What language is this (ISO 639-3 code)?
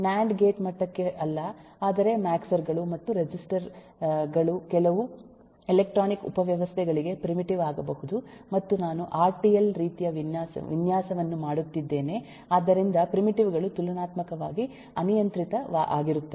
kan